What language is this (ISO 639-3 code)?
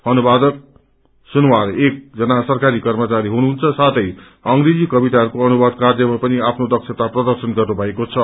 nep